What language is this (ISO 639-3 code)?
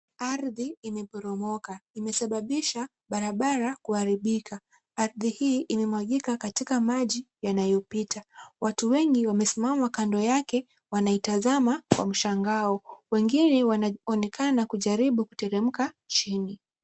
swa